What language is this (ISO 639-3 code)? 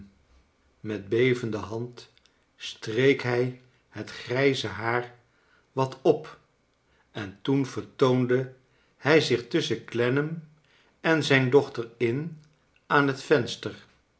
nld